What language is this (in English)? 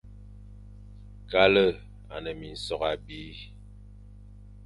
Fang